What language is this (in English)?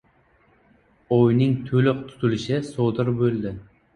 Uzbek